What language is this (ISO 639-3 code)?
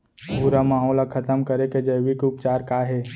hne